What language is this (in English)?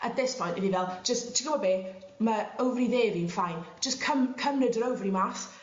Welsh